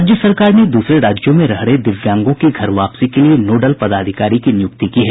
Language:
Hindi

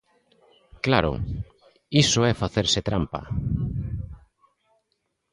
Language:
Galician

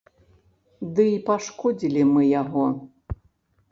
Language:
Belarusian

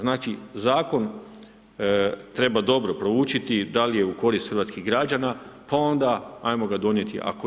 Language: Croatian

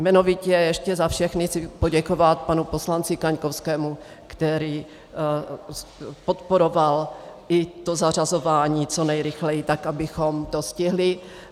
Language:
Czech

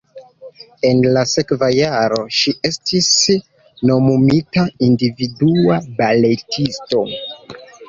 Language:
Esperanto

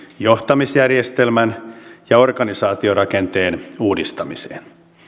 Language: Finnish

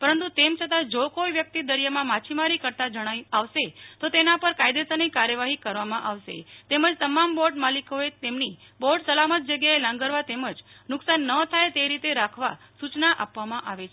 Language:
Gujarati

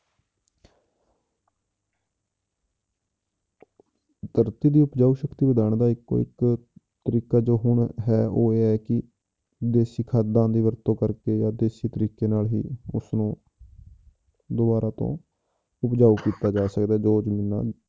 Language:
Punjabi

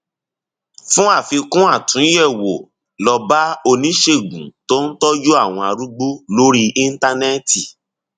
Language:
Yoruba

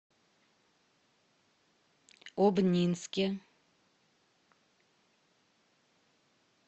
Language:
Russian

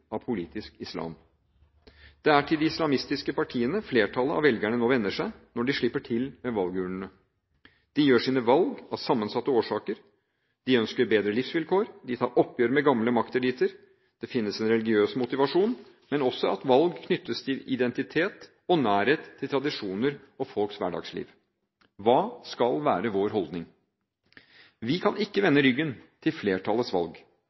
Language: Norwegian Bokmål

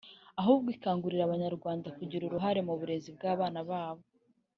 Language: Kinyarwanda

